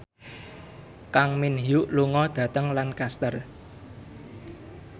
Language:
Javanese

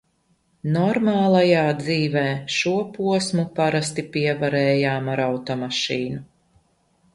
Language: Latvian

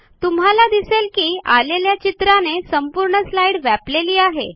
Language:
Marathi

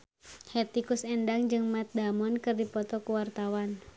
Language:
Sundanese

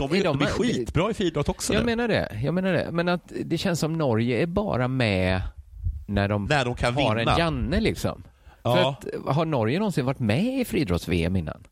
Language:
Swedish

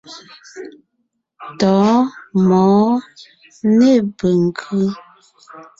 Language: Ngiemboon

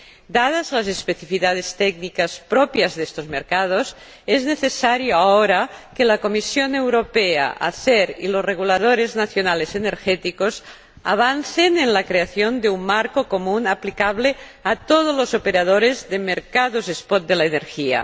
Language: Spanish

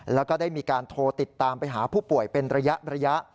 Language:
Thai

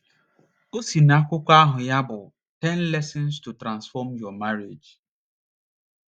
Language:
Igbo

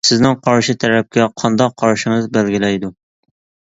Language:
Uyghur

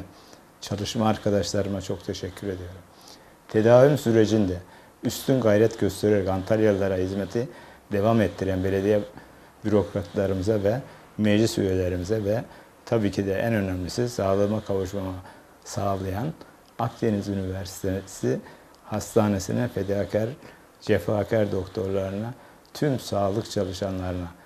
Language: Turkish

